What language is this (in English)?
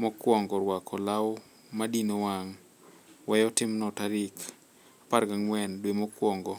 Luo (Kenya and Tanzania)